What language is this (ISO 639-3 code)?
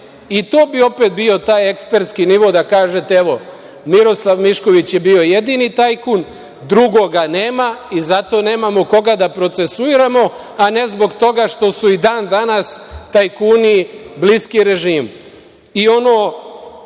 srp